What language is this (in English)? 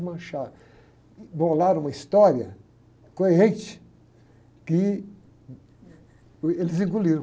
Portuguese